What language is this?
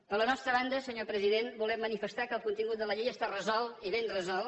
Catalan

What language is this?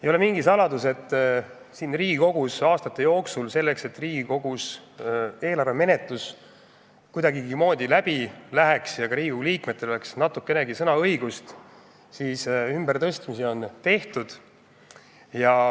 Estonian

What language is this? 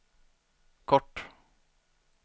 Swedish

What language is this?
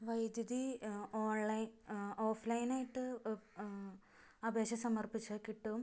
Malayalam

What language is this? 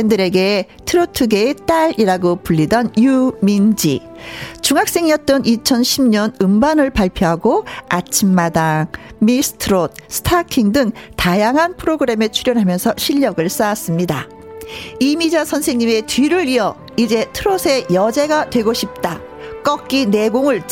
Korean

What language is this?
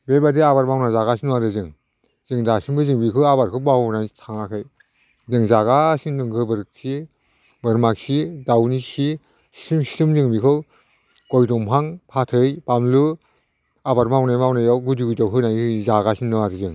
Bodo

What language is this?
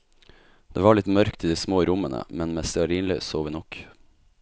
Norwegian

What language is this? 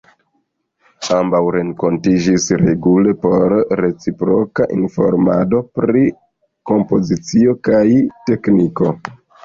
Esperanto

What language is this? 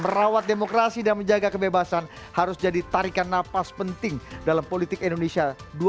Indonesian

